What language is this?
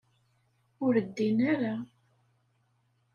Kabyle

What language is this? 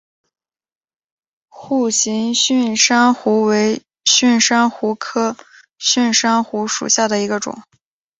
Chinese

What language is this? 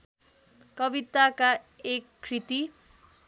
Nepali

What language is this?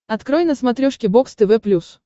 Russian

